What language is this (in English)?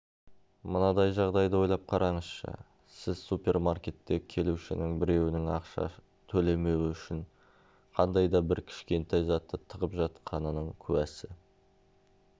Kazakh